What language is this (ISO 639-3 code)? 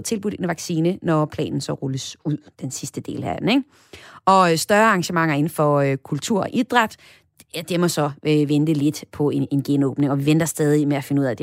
dan